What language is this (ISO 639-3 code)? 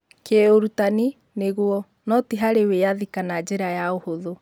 kik